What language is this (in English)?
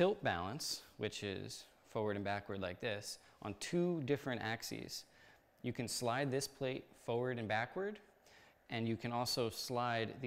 English